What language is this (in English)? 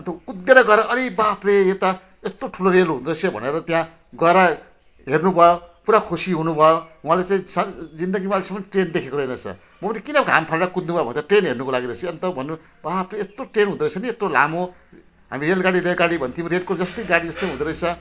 Nepali